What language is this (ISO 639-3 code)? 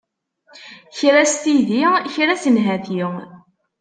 kab